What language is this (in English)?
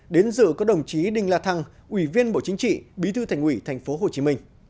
Vietnamese